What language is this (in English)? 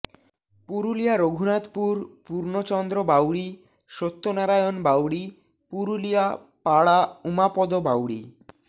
Bangla